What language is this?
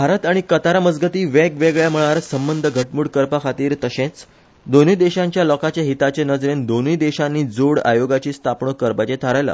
Konkani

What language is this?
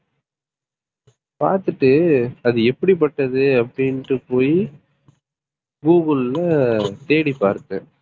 Tamil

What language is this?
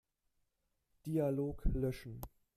German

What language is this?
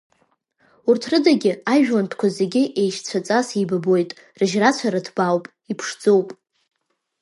Abkhazian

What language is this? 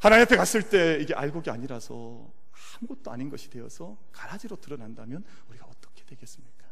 Korean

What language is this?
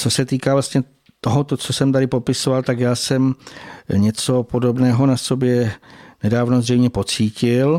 Czech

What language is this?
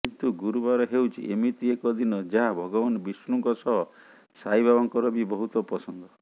Odia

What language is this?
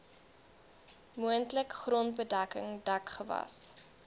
Afrikaans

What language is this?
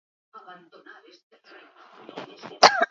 Basque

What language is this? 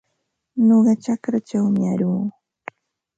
Ambo-Pasco Quechua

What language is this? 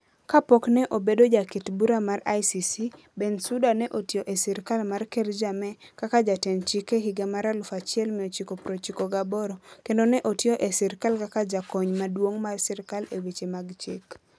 Luo (Kenya and Tanzania)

